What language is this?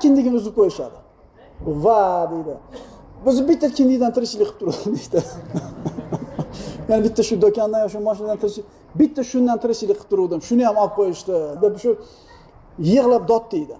Turkish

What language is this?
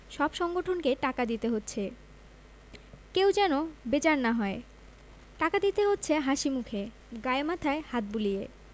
Bangla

